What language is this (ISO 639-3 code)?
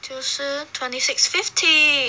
eng